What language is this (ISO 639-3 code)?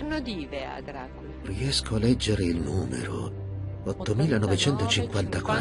ita